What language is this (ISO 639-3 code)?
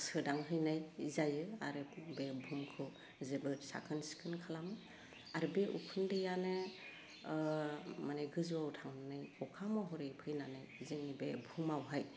brx